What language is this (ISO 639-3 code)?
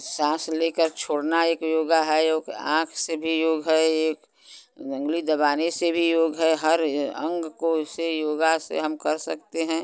hin